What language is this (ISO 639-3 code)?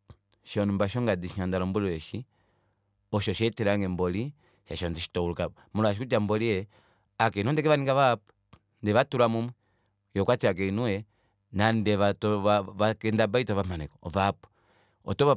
kua